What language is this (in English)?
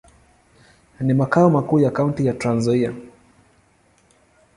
Swahili